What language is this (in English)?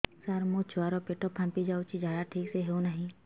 Odia